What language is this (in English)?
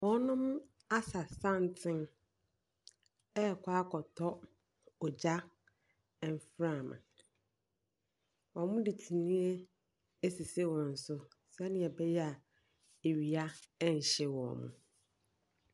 Akan